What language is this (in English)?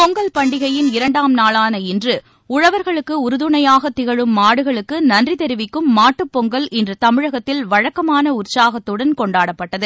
Tamil